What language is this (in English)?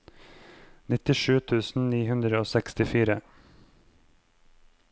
Norwegian